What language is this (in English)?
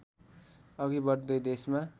Nepali